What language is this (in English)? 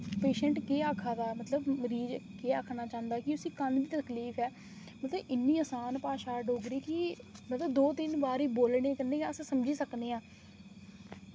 Dogri